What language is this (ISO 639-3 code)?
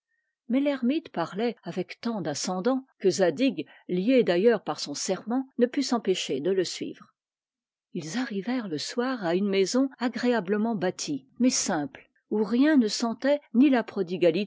fra